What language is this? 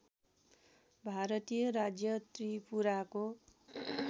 Nepali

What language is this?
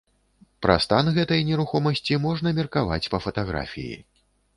Belarusian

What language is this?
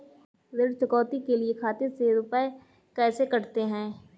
Hindi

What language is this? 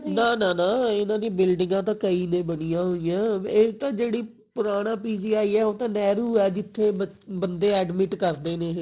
Punjabi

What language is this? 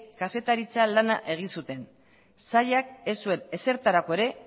Basque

